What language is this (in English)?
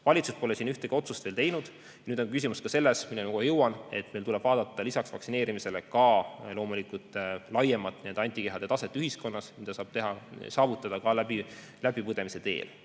Estonian